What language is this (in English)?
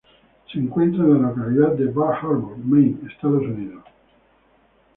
Spanish